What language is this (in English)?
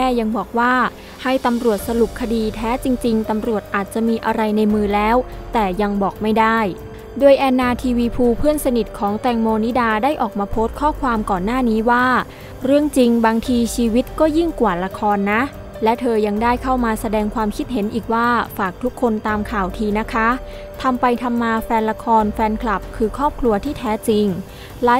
Thai